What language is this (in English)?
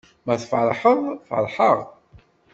Kabyle